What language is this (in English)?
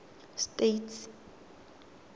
Tswana